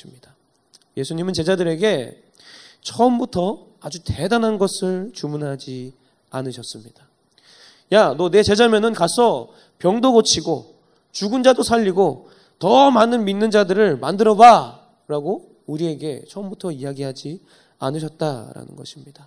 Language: Korean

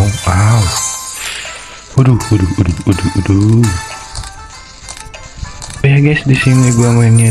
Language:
Indonesian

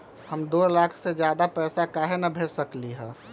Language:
Magahi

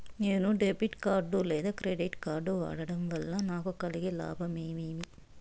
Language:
Telugu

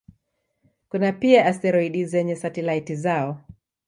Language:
Swahili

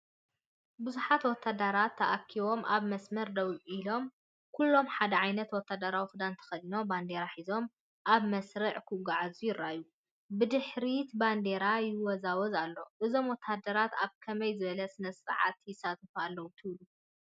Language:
Tigrinya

